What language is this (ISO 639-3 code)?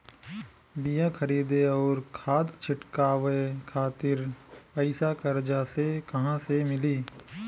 bho